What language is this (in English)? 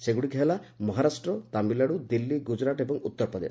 Odia